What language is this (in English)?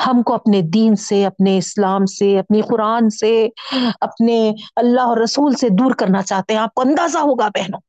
Urdu